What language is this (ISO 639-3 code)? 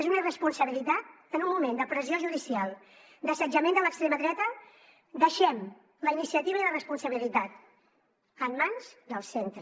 cat